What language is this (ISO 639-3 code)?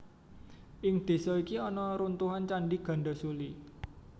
jav